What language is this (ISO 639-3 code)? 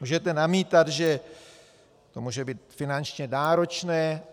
ces